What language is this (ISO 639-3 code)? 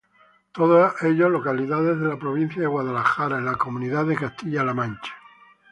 spa